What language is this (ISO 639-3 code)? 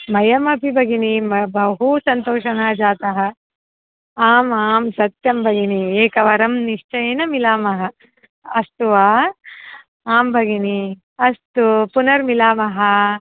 san